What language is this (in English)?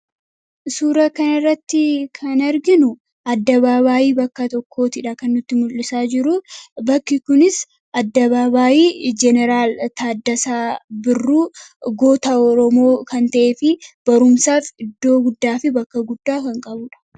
Oromo